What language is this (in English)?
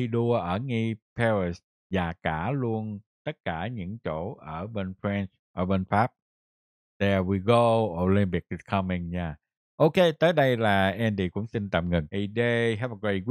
Vietnamese